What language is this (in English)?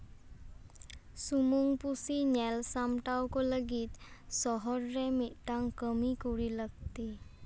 Santali